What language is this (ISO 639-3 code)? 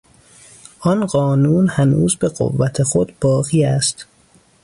fas